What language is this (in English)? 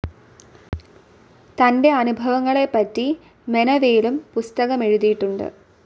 Malayalam